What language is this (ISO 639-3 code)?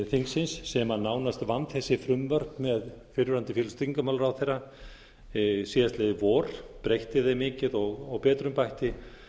isl